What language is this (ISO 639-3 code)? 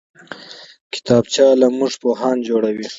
pus